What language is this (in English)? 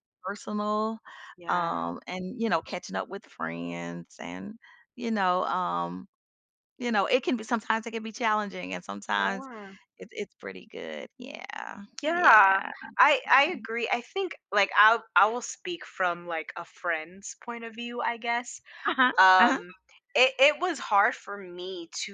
English